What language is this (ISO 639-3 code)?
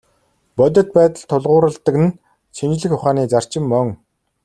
mon